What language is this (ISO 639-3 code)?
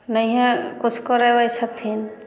mai